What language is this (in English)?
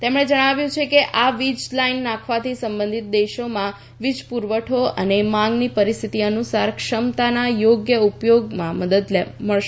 Gujarati